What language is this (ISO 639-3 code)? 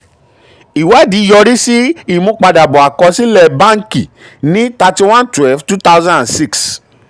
yor